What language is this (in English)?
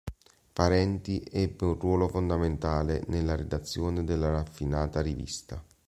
Italian